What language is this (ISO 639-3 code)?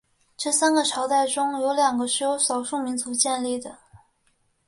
zho